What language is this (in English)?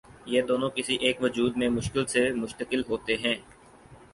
Urdu